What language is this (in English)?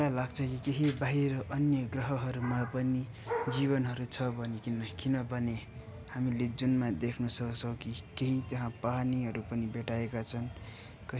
Nepali